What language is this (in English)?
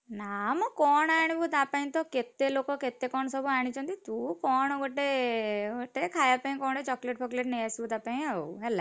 Odia